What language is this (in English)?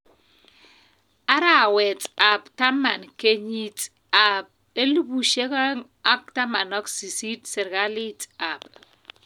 Kalenjin